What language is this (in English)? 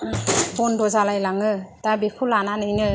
Bodo